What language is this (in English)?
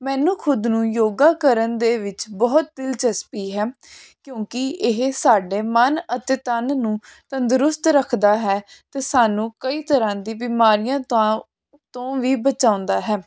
Punjabi